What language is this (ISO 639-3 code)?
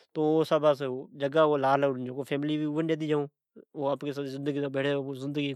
odk